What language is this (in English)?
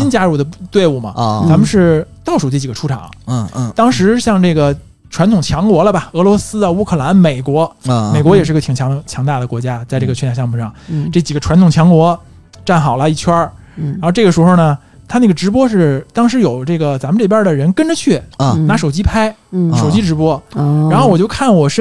Chinese